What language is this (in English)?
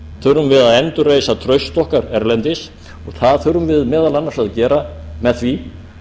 Icelandic